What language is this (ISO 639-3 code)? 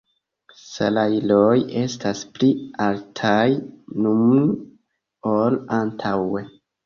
epo